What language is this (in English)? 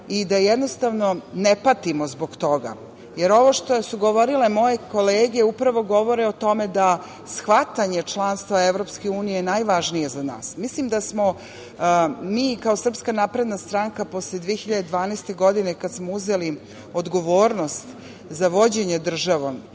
Serbian